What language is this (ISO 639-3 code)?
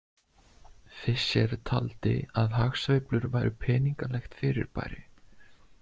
isl